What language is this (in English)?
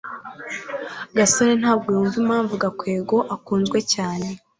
Kinyarwanda